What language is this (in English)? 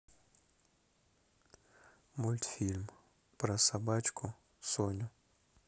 Russian